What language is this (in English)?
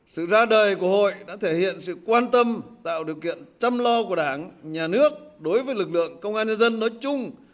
Vietnamese